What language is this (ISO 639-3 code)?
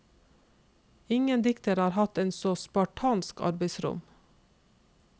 nor